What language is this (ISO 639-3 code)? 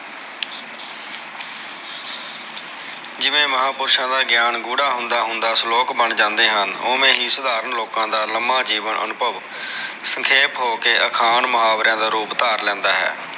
pan